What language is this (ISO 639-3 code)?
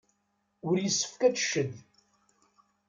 kab